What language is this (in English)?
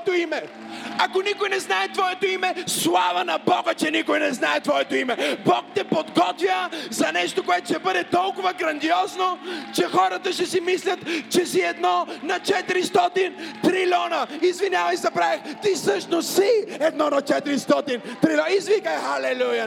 Bulgarian